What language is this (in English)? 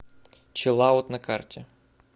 Russian